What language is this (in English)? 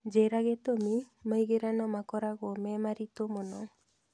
Kikuyu